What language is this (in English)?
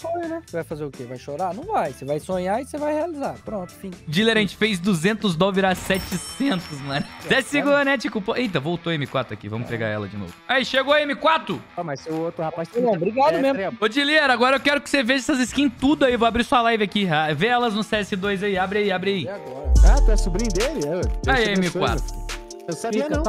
Portuguese